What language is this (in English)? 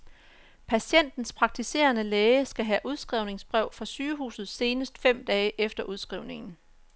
Danish